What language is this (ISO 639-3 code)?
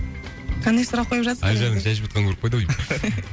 kaz